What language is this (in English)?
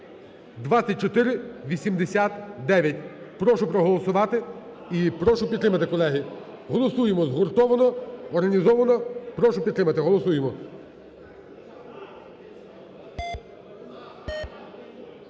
Ukrainian